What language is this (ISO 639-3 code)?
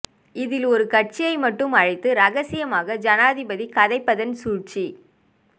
tam